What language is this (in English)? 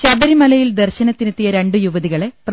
Malayalam